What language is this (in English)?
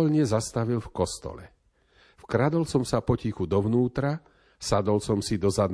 Slovak